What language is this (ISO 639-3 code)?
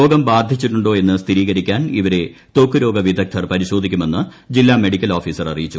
mal